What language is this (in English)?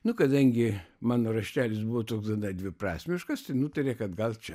Lithuanian